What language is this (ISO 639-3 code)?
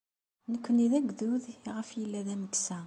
kab